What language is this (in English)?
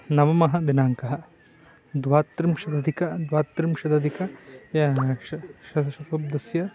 Sanskrit